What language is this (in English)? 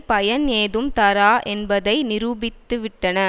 Tamil